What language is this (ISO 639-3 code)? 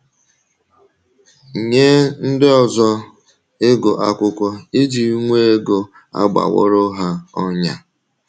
ibo